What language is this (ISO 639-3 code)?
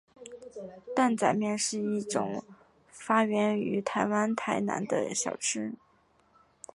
zho